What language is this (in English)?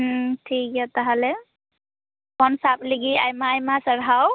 Santali